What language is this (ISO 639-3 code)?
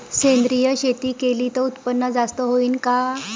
mar